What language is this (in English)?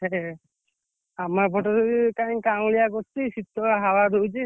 Odia